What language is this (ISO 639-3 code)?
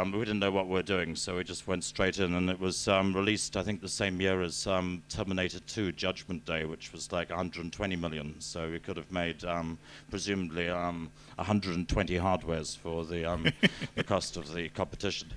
eng